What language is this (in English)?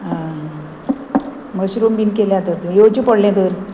Konkani